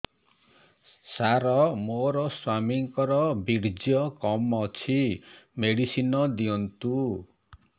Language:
Odia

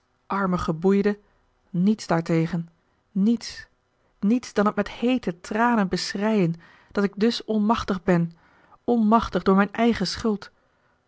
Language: Dutch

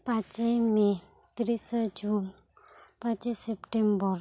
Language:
Santali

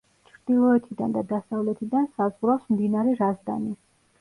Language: Georgian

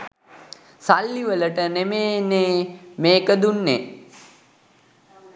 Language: Sinhala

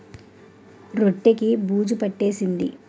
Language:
Telugu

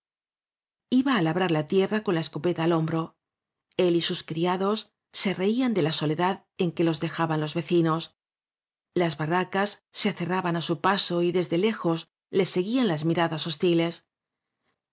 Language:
Spanish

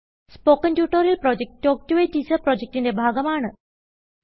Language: Malayalam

